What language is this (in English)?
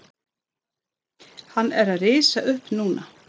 Icelandic